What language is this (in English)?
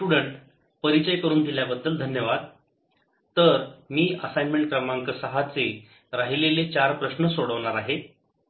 Marathi